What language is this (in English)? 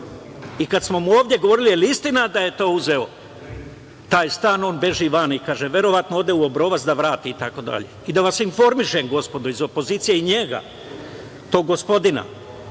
Serbian